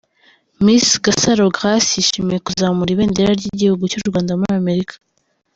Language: Kinyarwanda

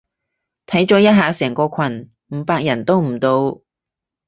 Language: Cantonese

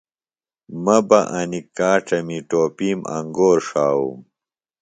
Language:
Phalura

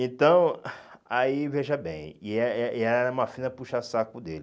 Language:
Portuguese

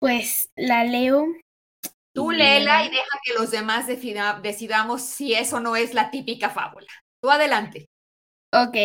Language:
Spanish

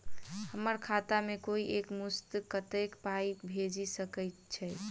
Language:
Maithili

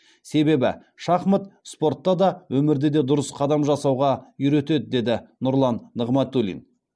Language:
Kazakh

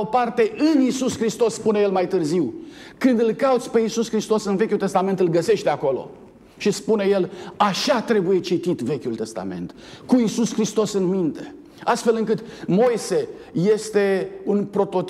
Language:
Romanian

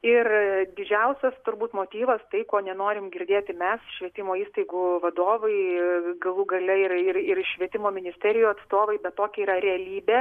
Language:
Lithuanian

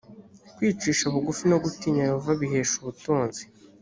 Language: Kinyarwanda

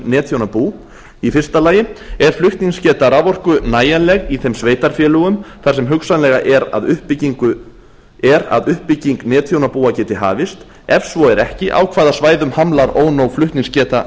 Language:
Icelandic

